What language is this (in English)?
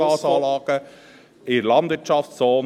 Swiss German